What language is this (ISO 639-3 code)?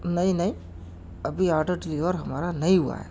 urd